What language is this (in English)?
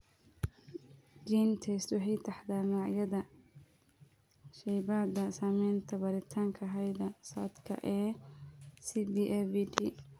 Somali